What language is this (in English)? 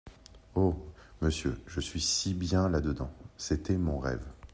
French